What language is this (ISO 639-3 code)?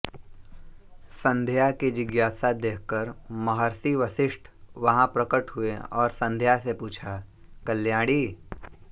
hin